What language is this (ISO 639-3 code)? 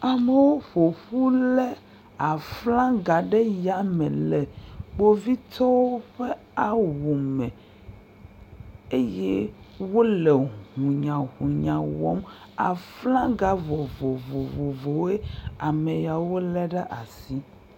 ewe